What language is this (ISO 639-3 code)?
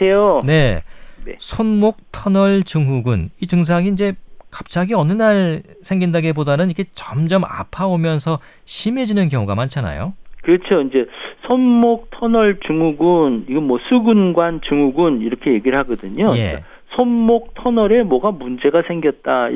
kor